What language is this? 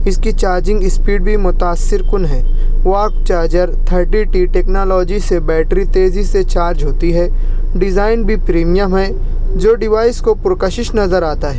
Urdu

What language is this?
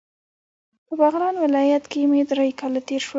Pashto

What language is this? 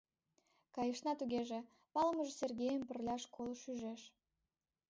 Mari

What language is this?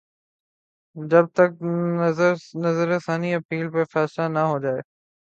Urdu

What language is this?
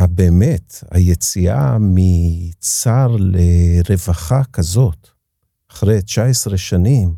Hebrew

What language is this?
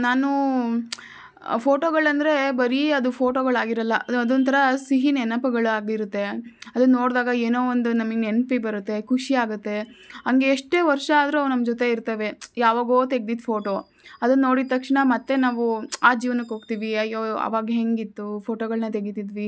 Kannada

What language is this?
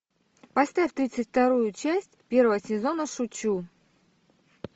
Russian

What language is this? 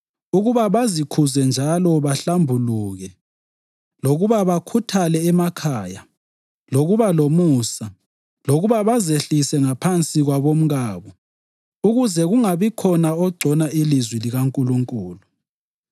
North Ndebele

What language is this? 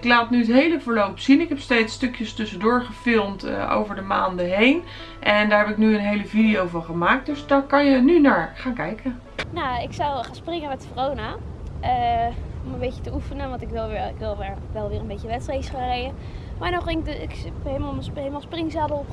Dutch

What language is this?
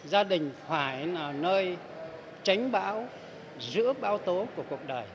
Vietnamese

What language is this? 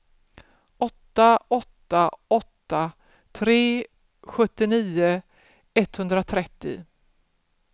Swedish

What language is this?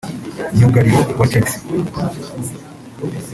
Kinyarwanda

